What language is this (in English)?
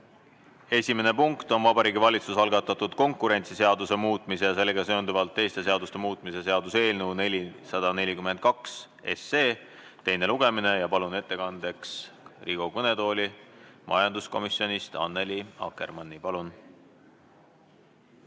Estonian